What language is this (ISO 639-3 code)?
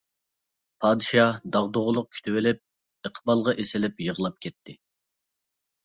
uig